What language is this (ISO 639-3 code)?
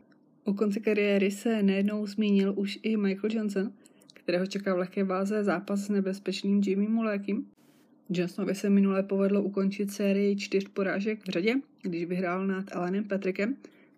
ces